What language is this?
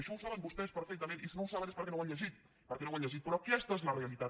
Catalan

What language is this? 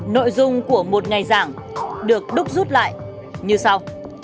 Vietnamese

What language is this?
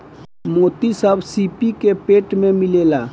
Bhojpuri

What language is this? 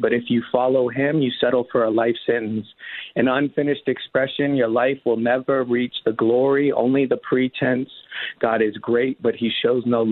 English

